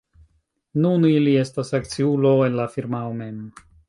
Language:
Esperanto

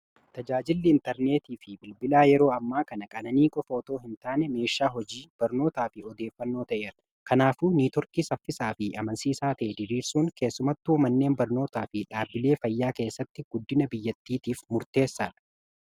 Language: Oromo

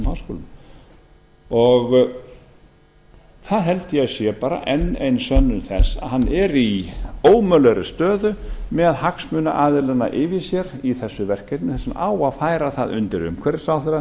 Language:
Icelandic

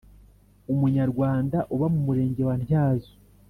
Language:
Kinyarwanda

